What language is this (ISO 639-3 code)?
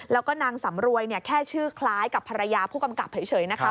tha